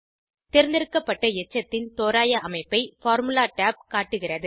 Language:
Tamil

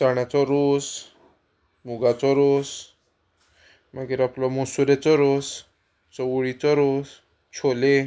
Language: Konkani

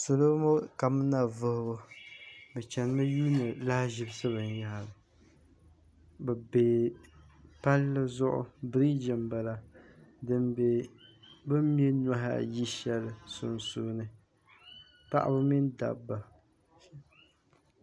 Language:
Dagbani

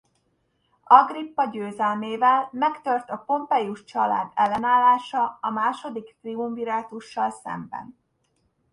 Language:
Hungarian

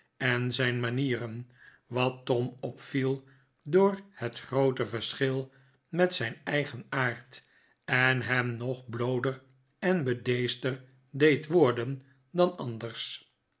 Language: Dutch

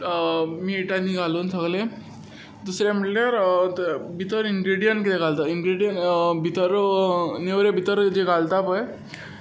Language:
Konkani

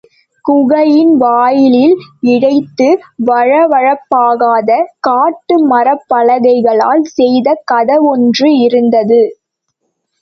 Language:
Tamil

